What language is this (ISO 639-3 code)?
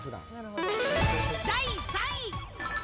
jpn